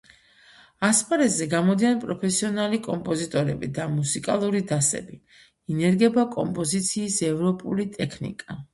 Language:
Georgian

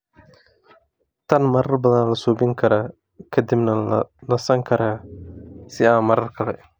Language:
Somali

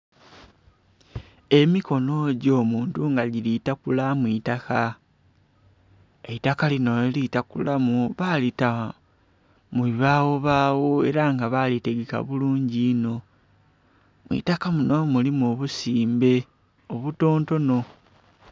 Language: Soga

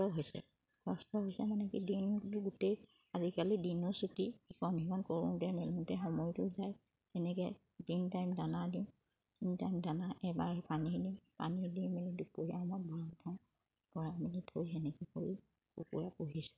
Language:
Assamese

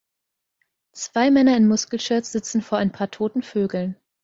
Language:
German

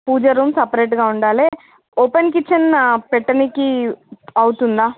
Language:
Telugu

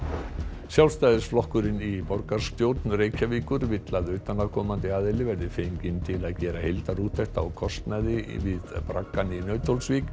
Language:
Icelandic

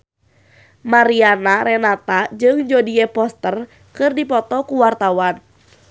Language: Sundanese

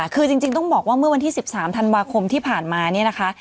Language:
Thai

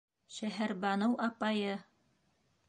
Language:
Bashkir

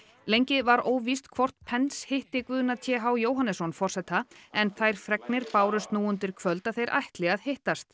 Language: Icelandic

